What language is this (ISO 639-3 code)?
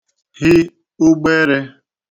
ibo